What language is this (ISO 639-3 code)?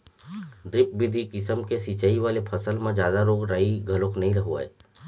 hne